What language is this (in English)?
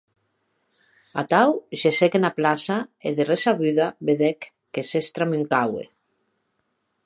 Occitan